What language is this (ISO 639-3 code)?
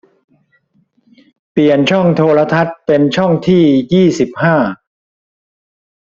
tha